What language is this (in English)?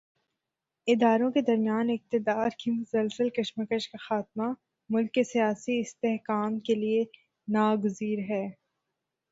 Urdu